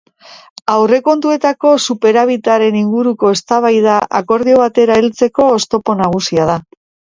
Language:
Basque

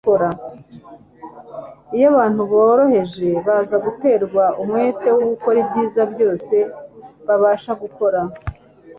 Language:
Kinyarwanda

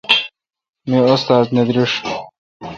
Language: Kalkoti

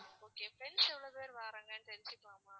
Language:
Tamil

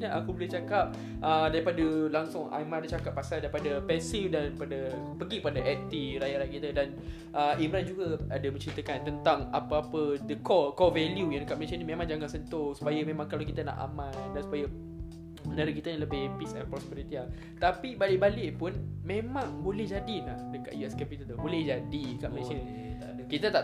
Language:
Malay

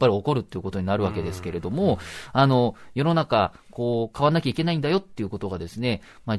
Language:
Japanese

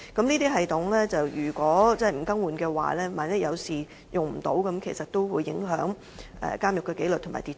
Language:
Cantonese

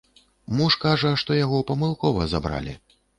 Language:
Belarusian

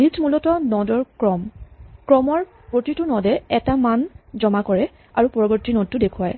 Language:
Assamese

